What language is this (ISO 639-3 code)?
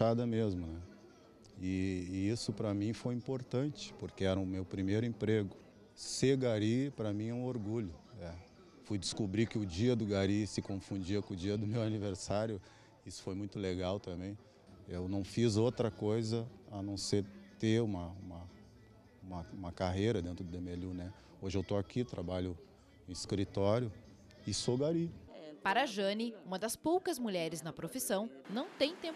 por